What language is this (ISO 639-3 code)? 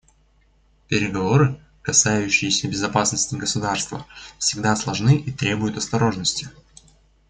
rus